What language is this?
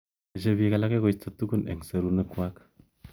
Kalenjin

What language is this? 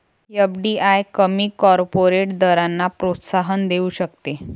Marathi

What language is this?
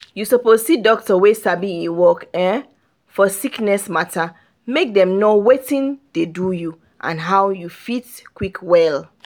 Nigerian Pidgin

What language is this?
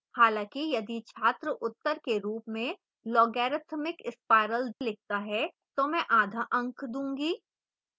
Hindi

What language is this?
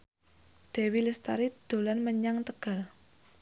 Javanese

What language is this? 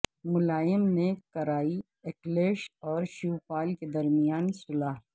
Urdu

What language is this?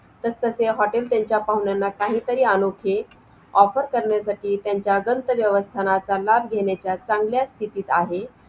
Marathi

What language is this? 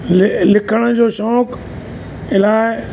Sindhi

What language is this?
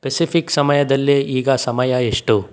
Kannada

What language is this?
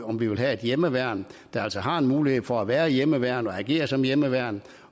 Danish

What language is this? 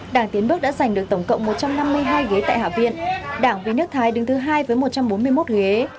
Vietnamese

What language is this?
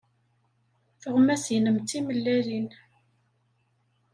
Kabyle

